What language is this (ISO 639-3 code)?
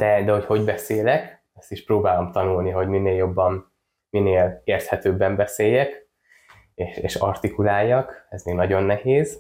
hun